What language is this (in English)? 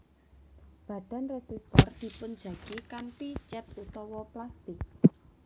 Javanese